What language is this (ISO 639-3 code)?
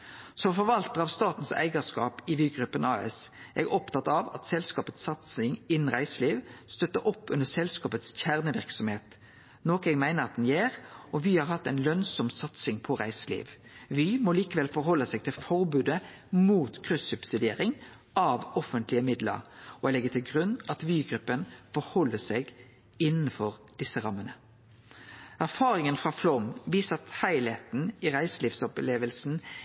nno